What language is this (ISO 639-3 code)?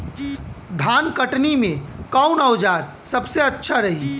bho